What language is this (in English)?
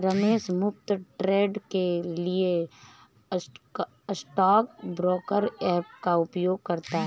Hindi